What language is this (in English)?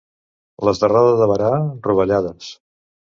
Catalan